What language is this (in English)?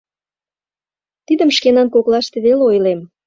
Mari